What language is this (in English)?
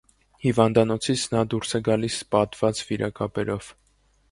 Armenian